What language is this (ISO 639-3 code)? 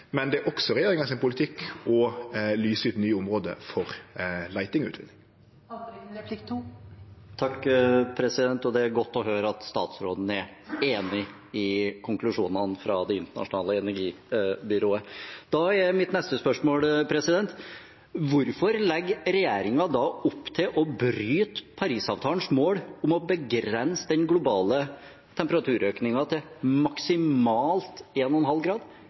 nor